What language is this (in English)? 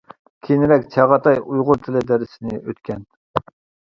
Uyghur